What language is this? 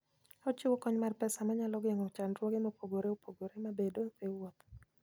Luo (Kenya and Tanzania)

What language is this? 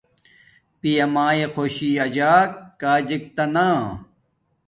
Domaaki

